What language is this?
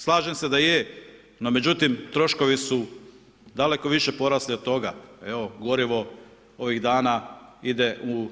Croatian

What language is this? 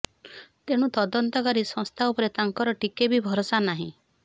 Odia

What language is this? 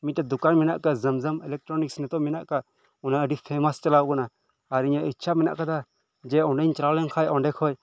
Santali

